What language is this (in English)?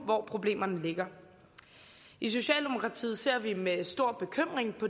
Danish